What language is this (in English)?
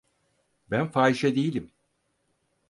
Turkish